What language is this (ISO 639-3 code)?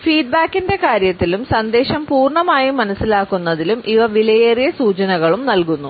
mal